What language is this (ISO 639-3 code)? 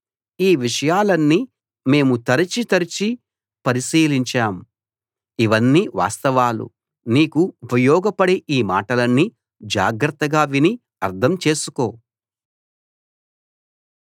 tel